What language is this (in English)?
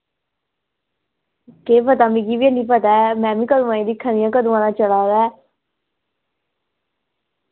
Dogri